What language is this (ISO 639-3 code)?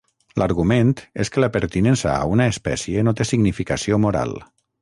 cat